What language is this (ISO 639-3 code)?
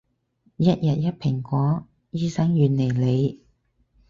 yue